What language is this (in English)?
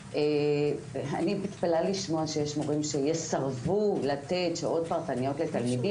Hebrew